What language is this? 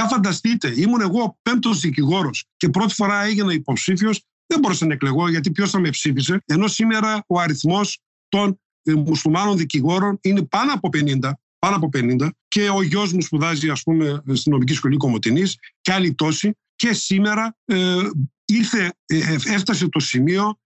Greek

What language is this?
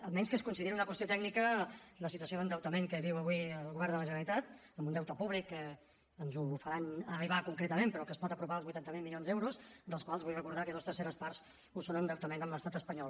Catalan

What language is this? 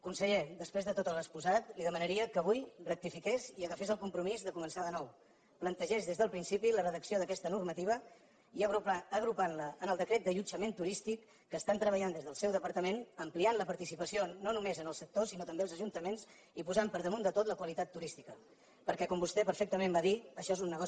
Catalan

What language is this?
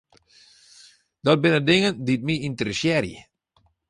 Western Frisian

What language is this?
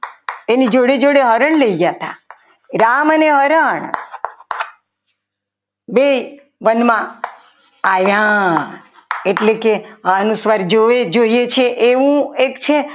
Gujarati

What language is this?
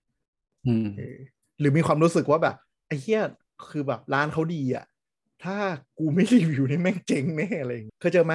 Thai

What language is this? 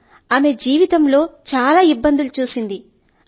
Telugu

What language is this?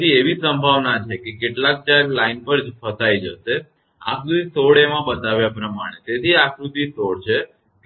Gujarati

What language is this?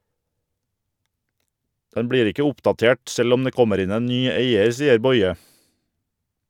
Norwegian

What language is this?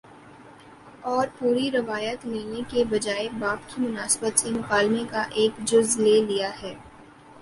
Urdu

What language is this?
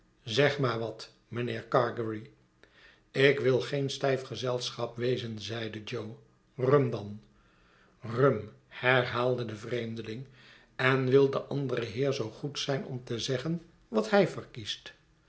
Dutch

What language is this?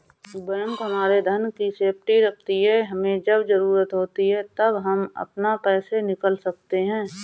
Hindi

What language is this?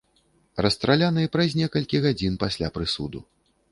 Belarusian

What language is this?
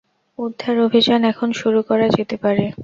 Bangla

